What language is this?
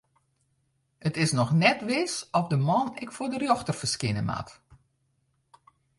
Western Frisian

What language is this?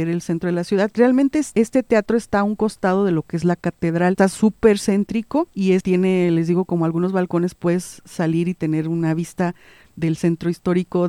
Spanish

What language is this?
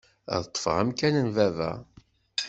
Kabyle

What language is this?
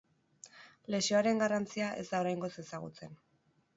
Basque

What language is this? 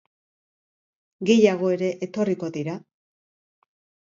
Basque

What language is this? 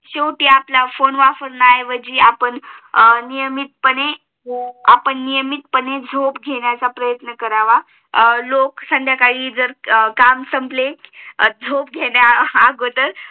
Marathi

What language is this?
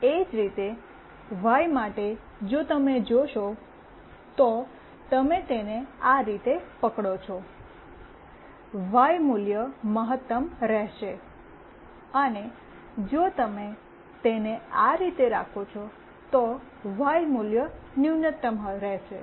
Gujarati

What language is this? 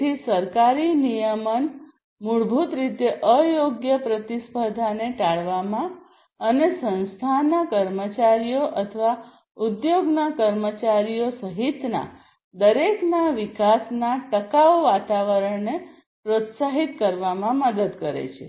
Gujarati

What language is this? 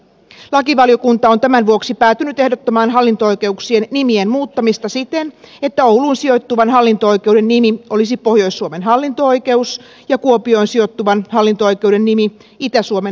Finnish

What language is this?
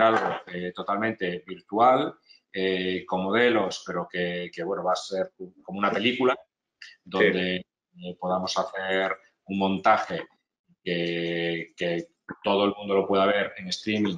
Spanish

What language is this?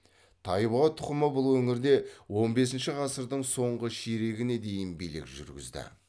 Kazakh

